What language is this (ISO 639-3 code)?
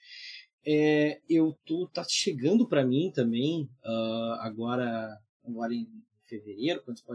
por